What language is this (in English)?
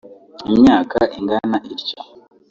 Kinyarwanda